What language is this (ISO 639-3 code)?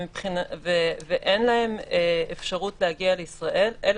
heb